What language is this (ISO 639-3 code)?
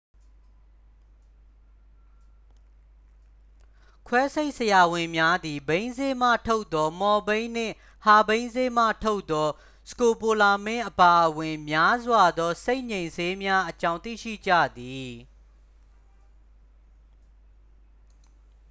mya